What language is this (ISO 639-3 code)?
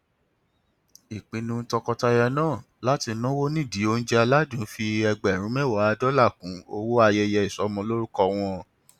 yor